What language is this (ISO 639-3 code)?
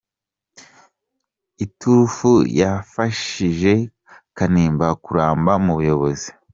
kin